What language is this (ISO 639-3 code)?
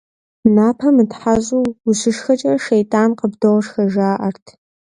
kbd